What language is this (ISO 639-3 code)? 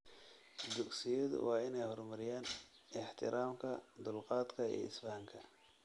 som